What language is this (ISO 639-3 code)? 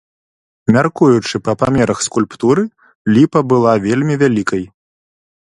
bel